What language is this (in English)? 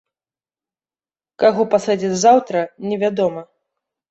Belarusian